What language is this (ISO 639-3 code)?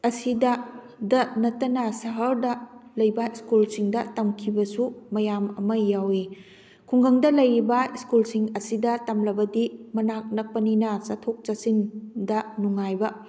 mni